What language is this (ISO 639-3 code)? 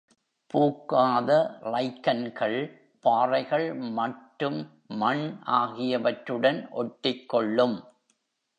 tam